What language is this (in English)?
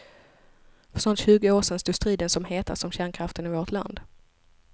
Swedish